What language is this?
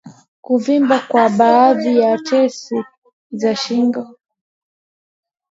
Swahili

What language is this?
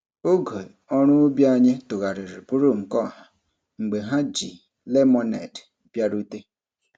Igbo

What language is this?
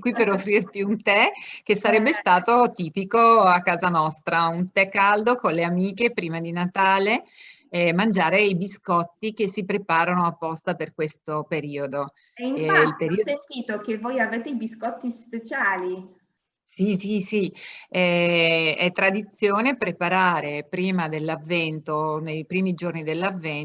Italian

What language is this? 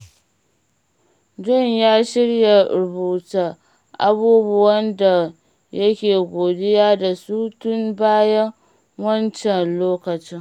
Hausa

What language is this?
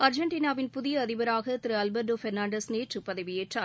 Tamil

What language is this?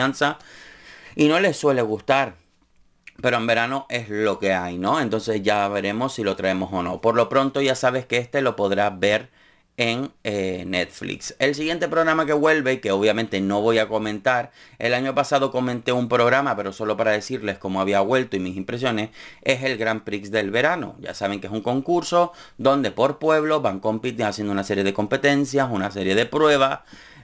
Spanish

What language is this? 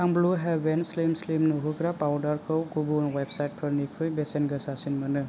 Bodo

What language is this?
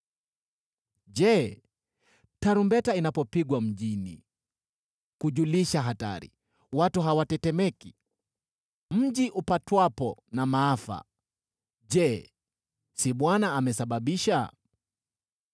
Swahili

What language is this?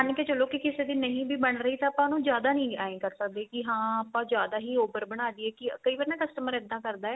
Punjabi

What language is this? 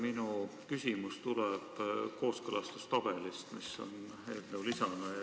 Estonian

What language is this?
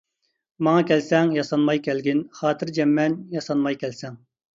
Uyghur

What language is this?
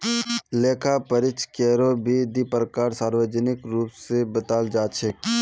Magahi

